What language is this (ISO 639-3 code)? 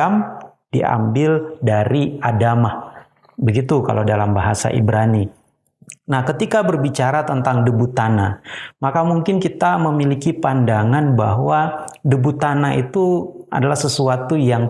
ind